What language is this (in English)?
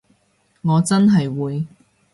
Cantonese